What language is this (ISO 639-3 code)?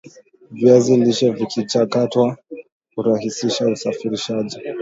swa